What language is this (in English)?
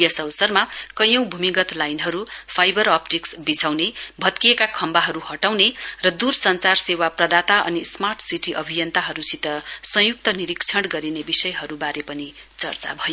Nepali